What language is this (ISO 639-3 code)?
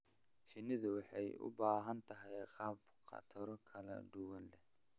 som